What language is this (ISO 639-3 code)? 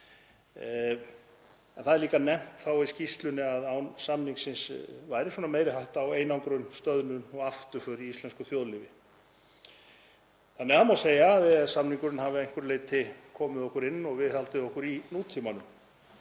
isl